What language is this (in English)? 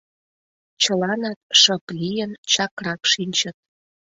Mari